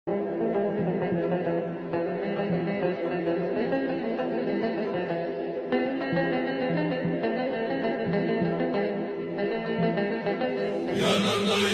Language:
Turkish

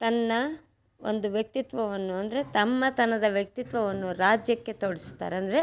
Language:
Kannada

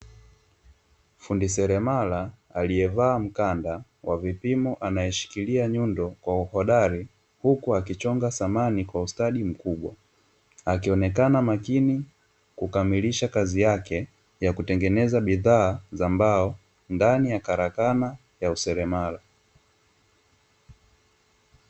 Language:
Swahili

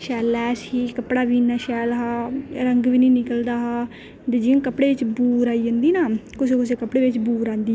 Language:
Dogri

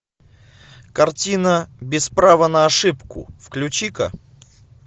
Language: Russian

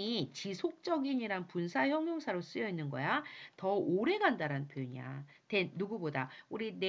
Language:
Korean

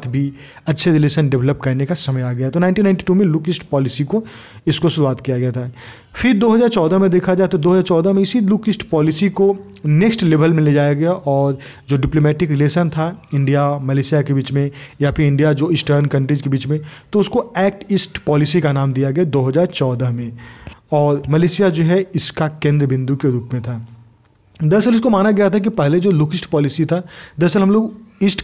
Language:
Hindi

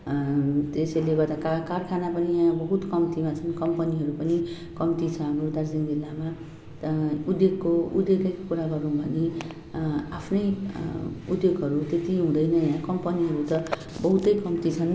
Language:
Nepali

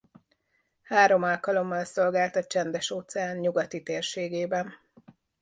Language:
Hungarian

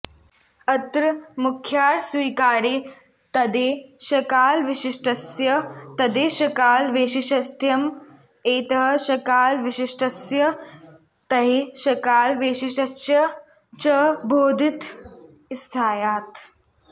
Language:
Sanskrit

